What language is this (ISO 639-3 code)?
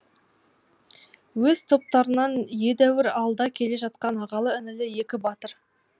kaz